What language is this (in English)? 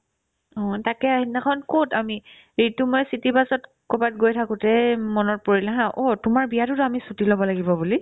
Assamese